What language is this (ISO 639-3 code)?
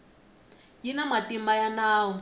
tso